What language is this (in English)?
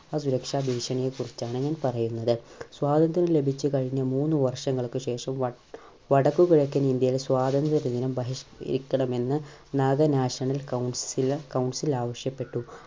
Malayalam